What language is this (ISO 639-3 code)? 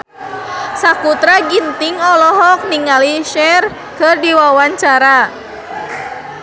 sun